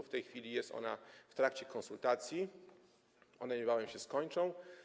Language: Polish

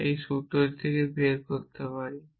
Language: Bangla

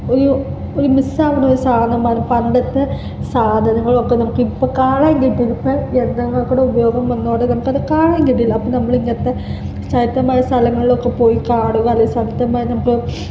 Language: Malayalam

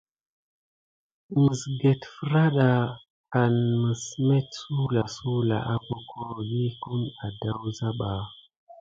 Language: Gidar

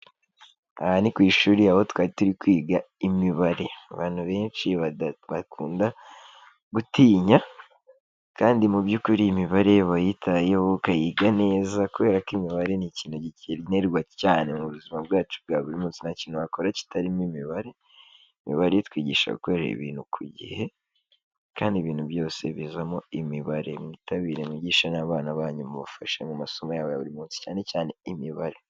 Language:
Kinyarwanda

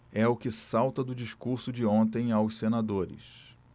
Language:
Portuguese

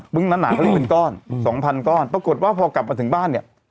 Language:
Thai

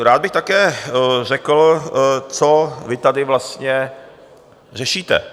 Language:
Czech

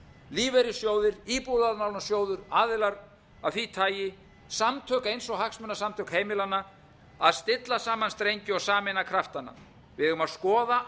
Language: Icelandic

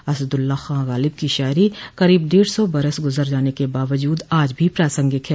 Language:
Hindi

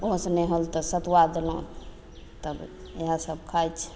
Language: Maithili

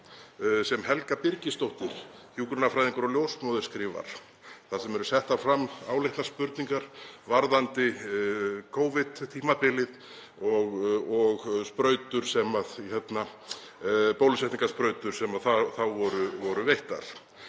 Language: Icelandic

